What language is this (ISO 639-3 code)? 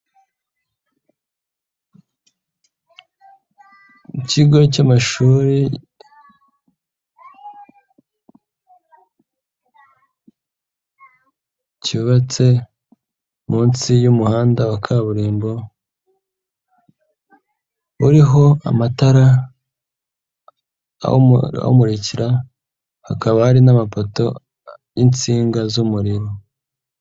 kin